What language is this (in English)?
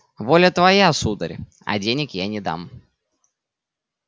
Russian